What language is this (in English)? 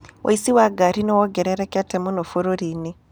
Kikuyu